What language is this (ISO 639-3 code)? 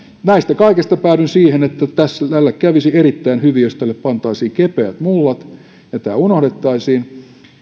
fin